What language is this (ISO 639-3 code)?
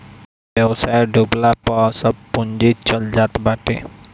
bho